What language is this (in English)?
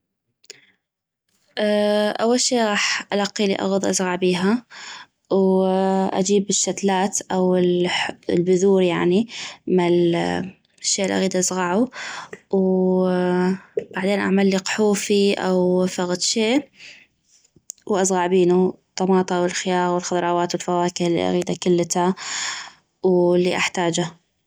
North Mesopotamian Arabic